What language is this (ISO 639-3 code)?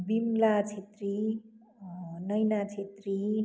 nep